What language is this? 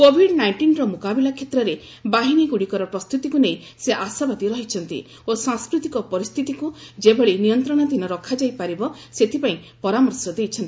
Odia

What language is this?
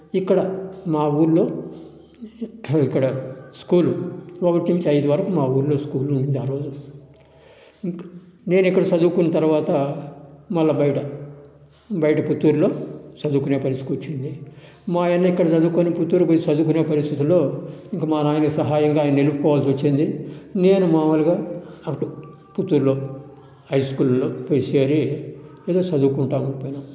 Telugu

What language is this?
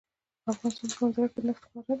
Pashto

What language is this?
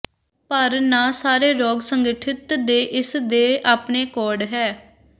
Punjabi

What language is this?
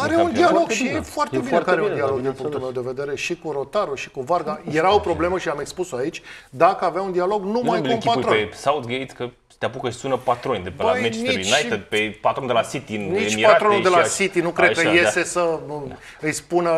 Romanian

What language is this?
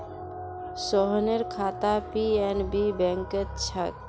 Magahi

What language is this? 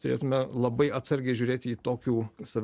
Lithuanian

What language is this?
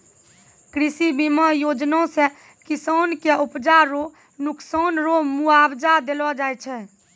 Maithili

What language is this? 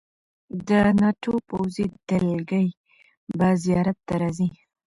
Pashto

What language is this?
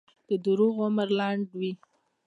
Pashto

